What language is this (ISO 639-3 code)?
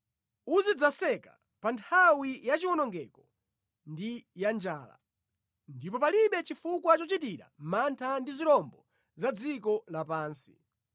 nya